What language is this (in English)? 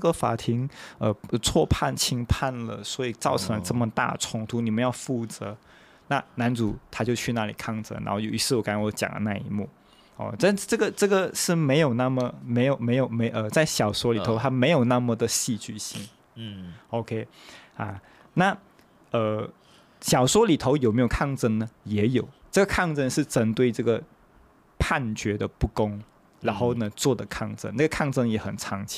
Chinese